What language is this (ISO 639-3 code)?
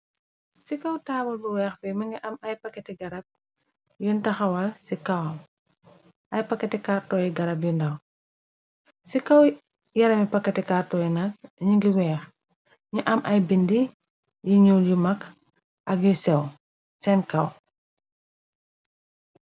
wol